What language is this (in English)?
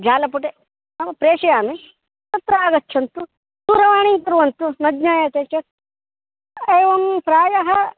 Sanskrit